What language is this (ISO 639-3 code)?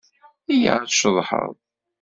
kab